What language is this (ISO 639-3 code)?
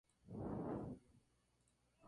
spa